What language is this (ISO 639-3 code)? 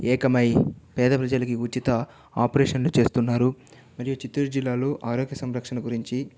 tel